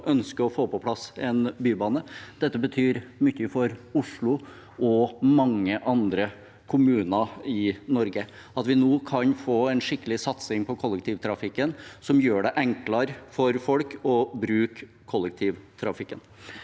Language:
Norwegian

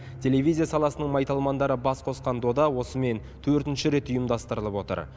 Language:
Kazakh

